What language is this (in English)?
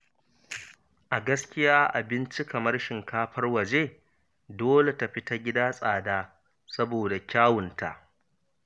Hausa